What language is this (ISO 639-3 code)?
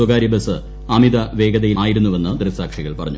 mal